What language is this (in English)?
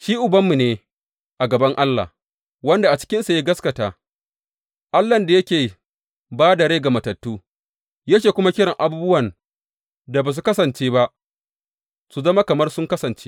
Hausa